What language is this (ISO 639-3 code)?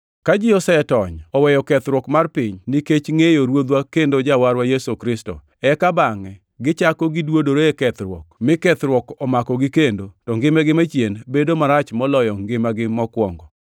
luo